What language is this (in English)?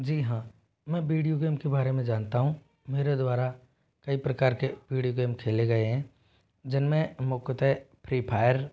Hindi